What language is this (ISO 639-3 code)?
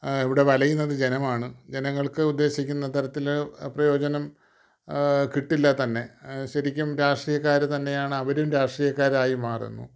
mal